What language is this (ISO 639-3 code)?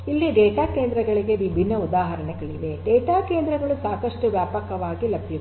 kan